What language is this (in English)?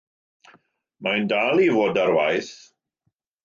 Welsh